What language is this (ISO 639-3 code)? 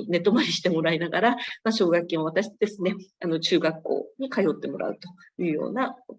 jpn